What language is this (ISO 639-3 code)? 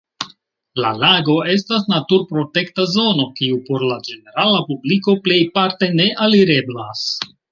epo